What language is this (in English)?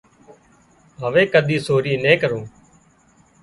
Wadiyara Koli